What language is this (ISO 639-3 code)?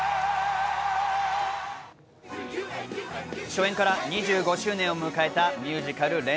jpn